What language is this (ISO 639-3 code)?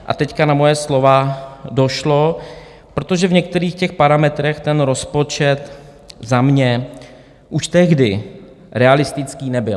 ces